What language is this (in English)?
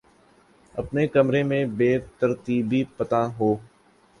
Urdu